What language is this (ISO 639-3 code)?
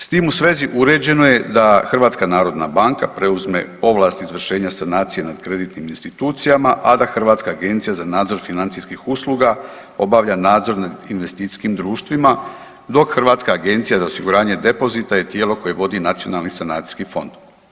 hrv